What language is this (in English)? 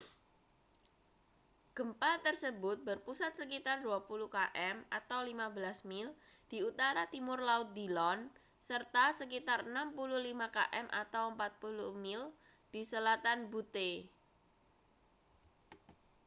Indonesian